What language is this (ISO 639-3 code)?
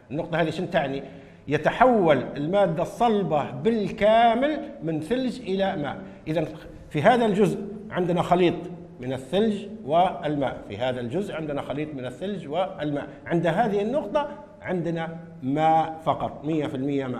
ara